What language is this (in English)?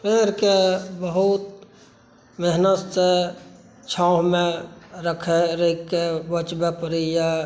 Maithili